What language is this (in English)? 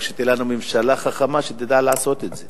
Hebrew